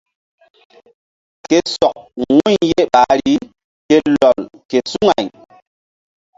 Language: Mbum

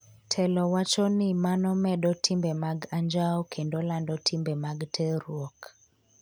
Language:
Luo (Kenya and Tanzania)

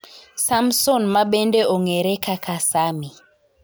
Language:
Luo (Kenya and Tanzania)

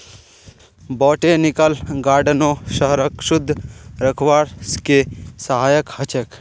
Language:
Magahi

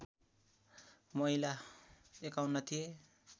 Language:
Nepali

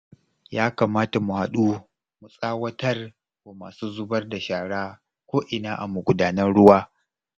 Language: Hausa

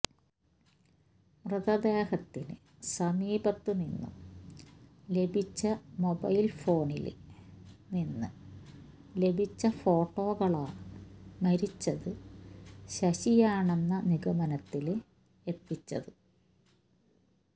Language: Malayalam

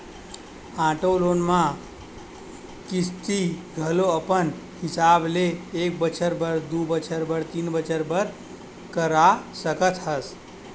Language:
Chhattisgarhi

